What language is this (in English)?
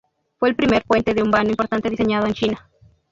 Spanish